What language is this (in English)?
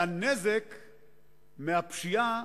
Hebrew